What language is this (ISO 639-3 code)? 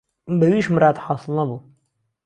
ckb